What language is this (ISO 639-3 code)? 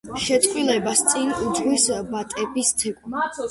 kat